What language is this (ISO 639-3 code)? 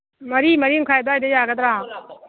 mni